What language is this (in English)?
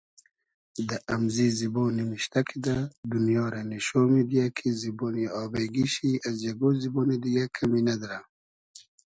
Hazaragi